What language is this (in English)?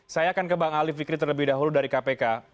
Indonesian